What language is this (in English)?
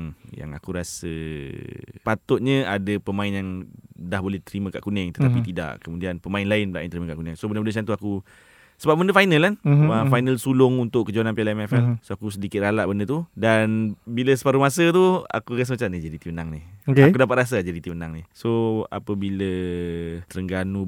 Malay